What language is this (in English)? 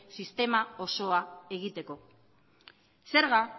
Basque